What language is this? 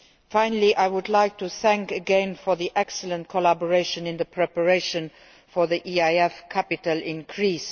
English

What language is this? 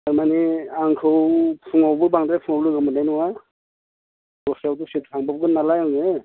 Bodo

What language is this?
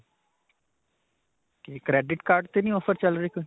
Punjabi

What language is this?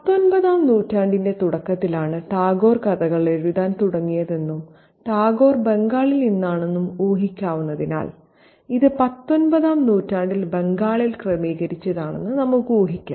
Malayalam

